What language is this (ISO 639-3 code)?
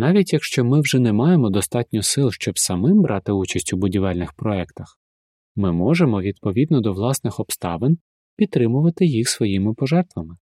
ukr